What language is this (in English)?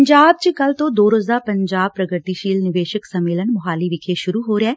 Punjabi